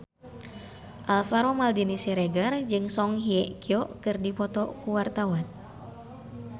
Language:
Sundanese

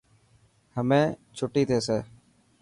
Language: Dhatki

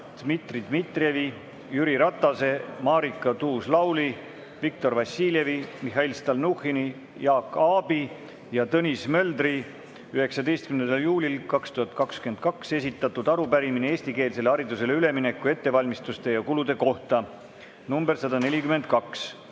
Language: Estonian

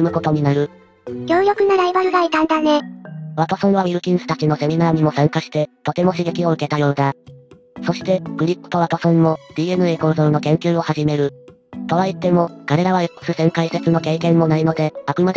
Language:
Japanese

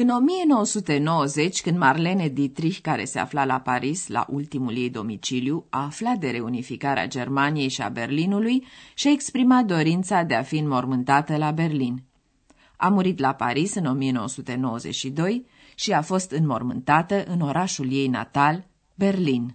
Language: Romanian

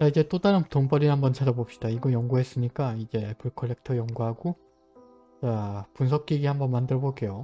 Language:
Korean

